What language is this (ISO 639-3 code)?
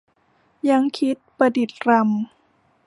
tha